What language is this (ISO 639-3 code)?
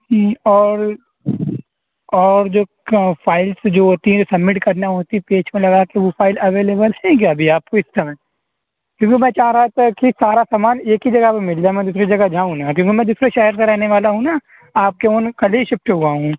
urd